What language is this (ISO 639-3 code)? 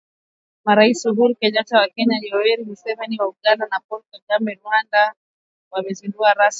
swa